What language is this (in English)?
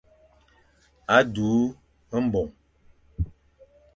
Fang